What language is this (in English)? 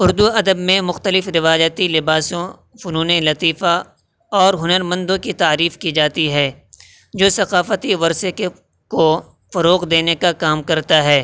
Urdu